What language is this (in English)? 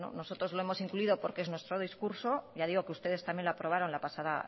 Spanish